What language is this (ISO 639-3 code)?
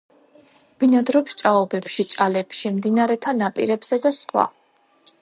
kat